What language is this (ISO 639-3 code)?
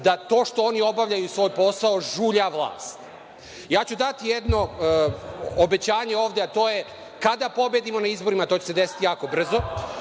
srp